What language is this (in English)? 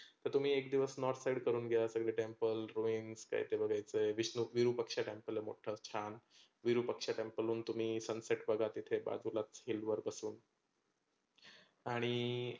Marathi